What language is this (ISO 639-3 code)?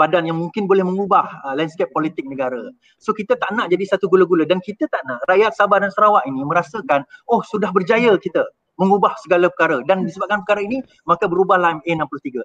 msa